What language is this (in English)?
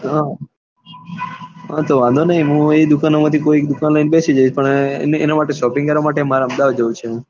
Gujarati